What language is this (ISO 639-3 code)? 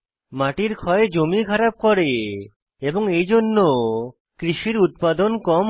ben